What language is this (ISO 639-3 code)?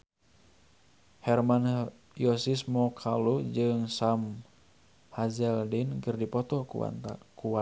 sun